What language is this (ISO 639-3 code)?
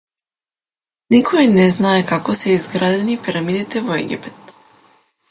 mkd